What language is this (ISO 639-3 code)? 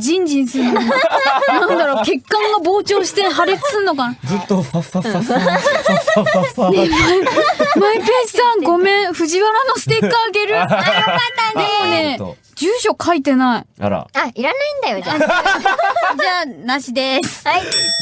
jpn